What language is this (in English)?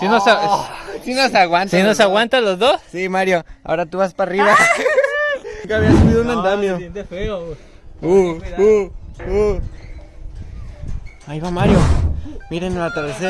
Spanish